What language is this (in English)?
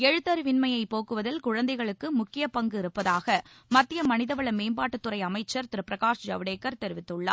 Tamil